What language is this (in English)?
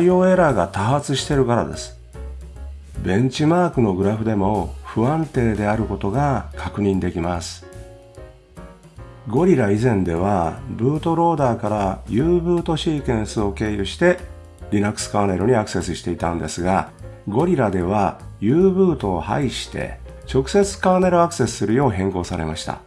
Japanese